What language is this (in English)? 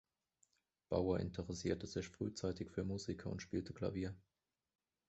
German